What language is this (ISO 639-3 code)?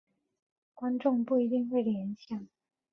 zho